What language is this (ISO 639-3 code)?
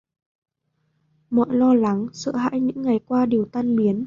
vie